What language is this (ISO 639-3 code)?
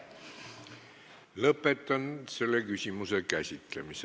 est